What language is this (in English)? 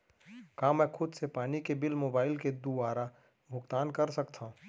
Chhattisgarhi